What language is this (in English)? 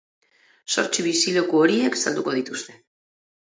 Basque